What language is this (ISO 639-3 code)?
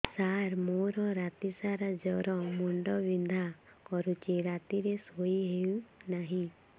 ori